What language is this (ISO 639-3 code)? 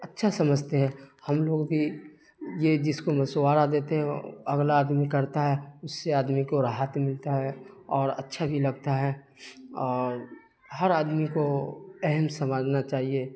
urd